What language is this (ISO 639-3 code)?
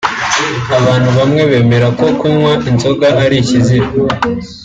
kin